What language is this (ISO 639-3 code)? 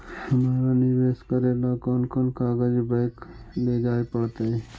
mag